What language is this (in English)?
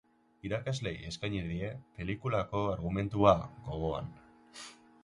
Basque